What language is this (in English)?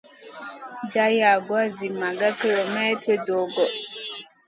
Masana